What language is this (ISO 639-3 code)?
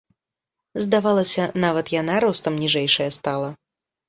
bel